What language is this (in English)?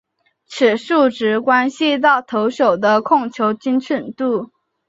Chinese